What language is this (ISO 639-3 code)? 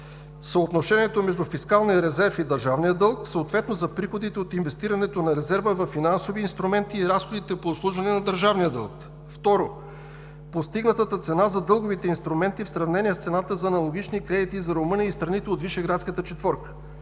bul